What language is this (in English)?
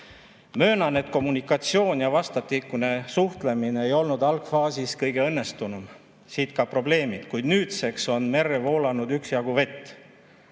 Estonian